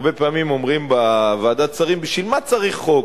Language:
Hebrew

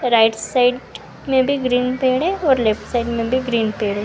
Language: Hindi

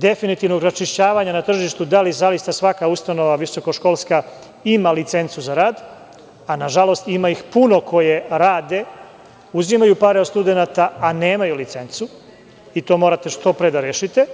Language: Serbian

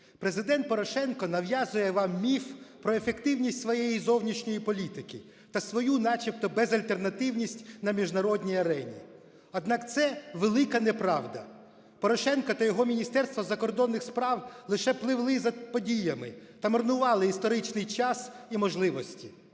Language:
Ukrainian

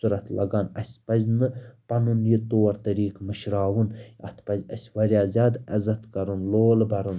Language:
Kashmiri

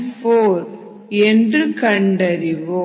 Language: Tamil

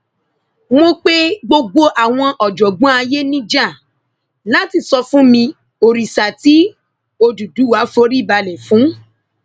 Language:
Yoruba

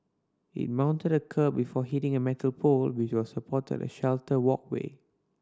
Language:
English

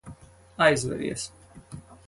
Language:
Latvian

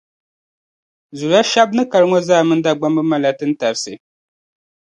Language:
Dagbani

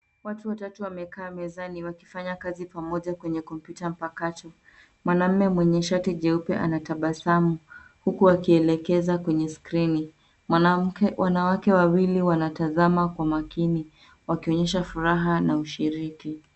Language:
Swahili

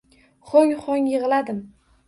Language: Uzbek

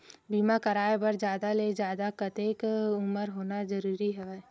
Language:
Chhattisgarhi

